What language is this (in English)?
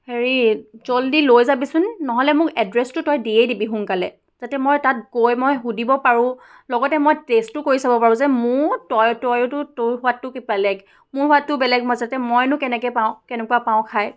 Assamese